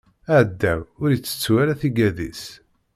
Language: Kabyle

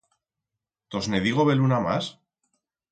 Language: Aragonese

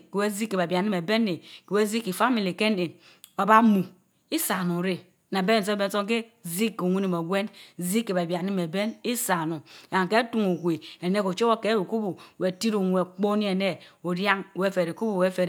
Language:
Mbe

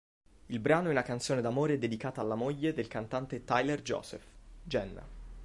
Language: Italian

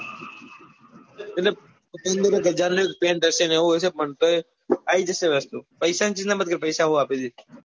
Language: Gujarati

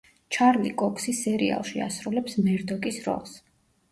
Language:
Georgian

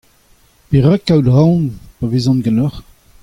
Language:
Breton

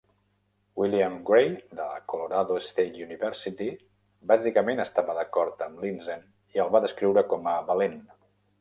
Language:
Catalan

